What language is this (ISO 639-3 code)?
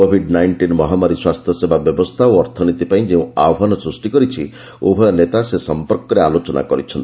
ori